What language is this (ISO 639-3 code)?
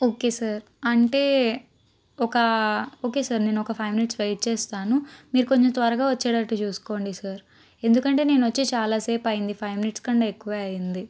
tel